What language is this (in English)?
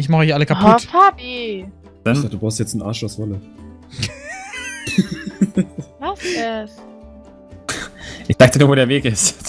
German